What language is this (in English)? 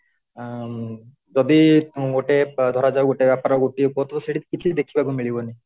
Odia